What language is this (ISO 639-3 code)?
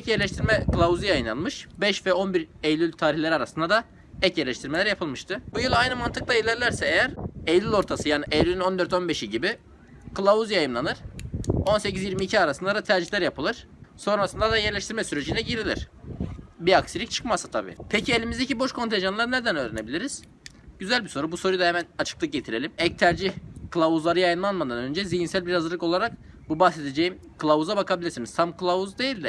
tur